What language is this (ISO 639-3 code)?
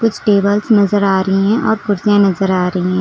hin